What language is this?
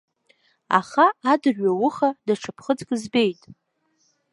Abkhazian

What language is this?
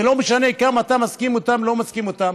Hebrew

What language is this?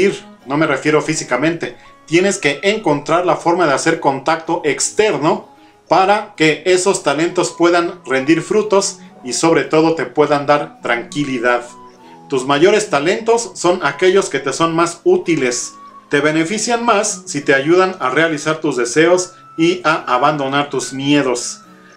Spanish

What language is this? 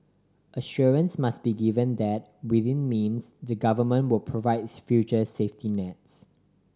English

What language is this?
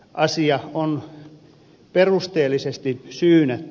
Finnish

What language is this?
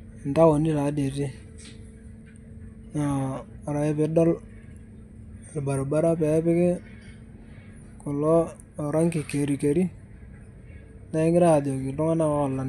Masai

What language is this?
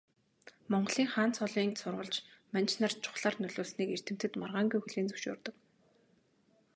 Mongolian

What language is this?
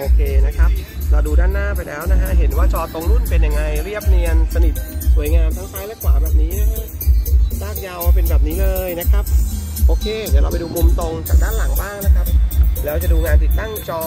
Thai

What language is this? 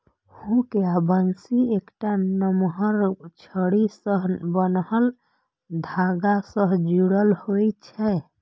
Maithili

